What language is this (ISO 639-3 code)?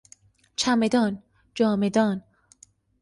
fas